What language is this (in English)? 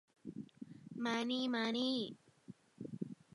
Thai